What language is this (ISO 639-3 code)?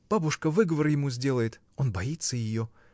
rus